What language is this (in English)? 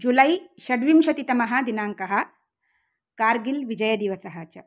Sanskrit